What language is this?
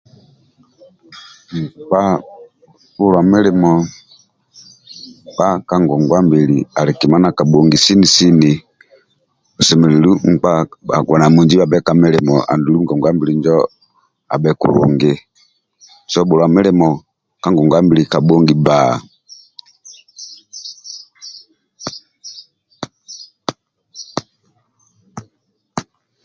Amba (Uganda)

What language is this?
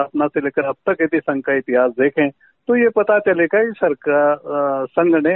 Hindi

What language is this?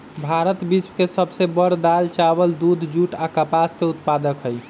Magahi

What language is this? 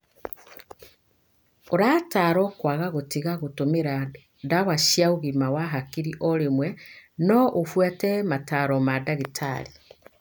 Kikuyu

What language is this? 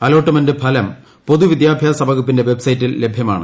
Malayalam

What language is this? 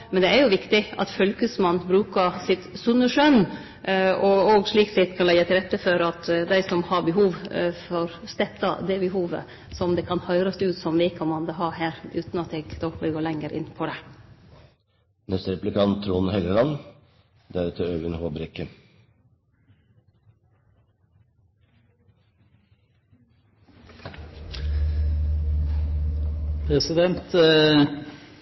Norwegian Nynorsk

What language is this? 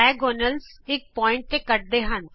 Punjabi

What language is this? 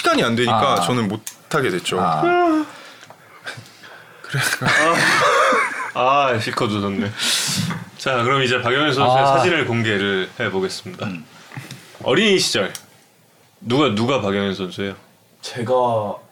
Korean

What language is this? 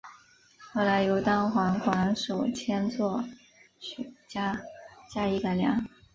Chinese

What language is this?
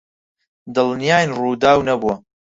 Central Kurdish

